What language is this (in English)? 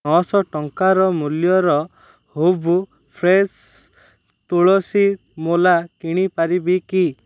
Odia